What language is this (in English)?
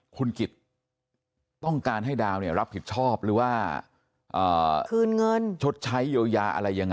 Thai